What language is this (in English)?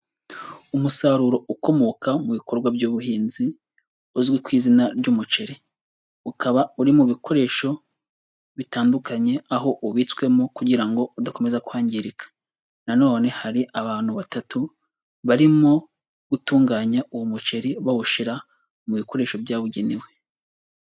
Kinyarwanda